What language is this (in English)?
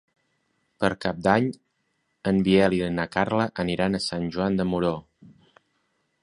Catalan